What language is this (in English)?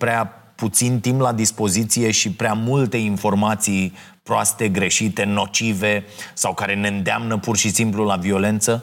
Romanian